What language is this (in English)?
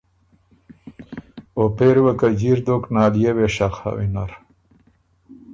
Ormuri